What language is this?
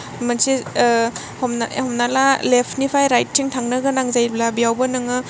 Bodo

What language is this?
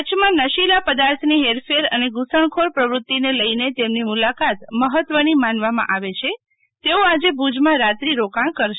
Gujarati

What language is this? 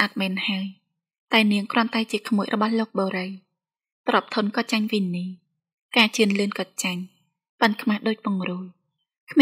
Thai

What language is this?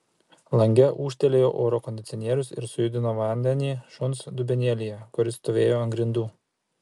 Lithuanian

